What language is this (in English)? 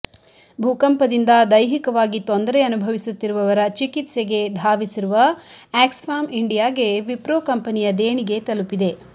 Kannada